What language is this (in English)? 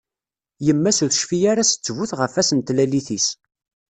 Kabyle